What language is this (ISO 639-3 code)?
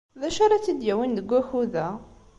kab